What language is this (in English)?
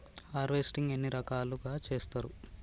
Telugu